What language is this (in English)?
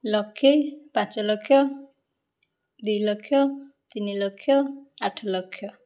Odia